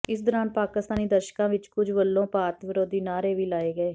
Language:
Punjabi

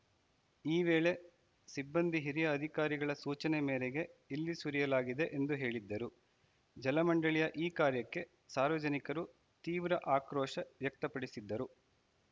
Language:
Kannada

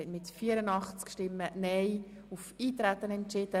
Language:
Swiss German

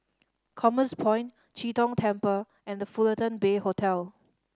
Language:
English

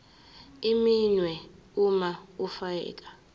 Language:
Zulu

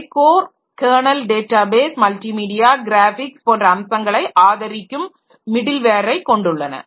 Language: Tamil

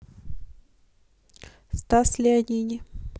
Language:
Russian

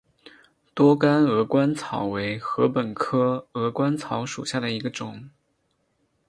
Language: Chinese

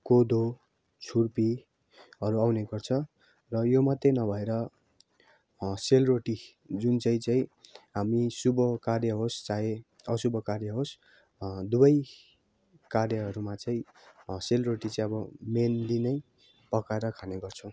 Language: Nepali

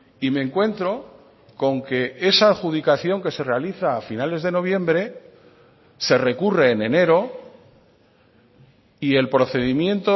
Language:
Spanish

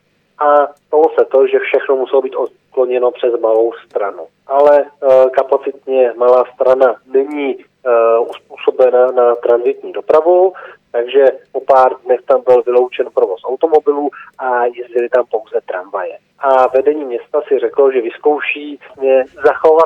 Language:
Czech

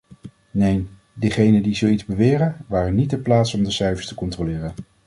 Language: Dutch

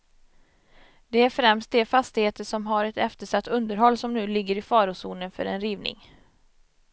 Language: Swedish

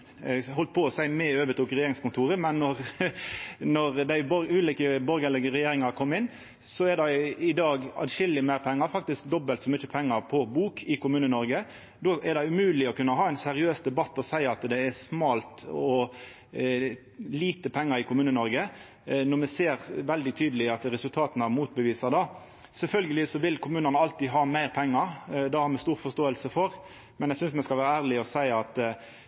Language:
Norwegian Nynorsk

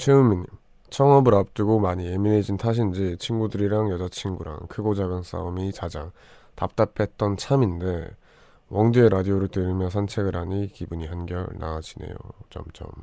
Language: Korean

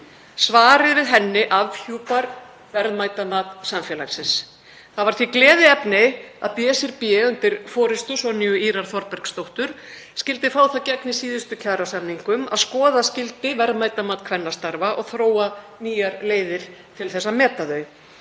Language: Icelandic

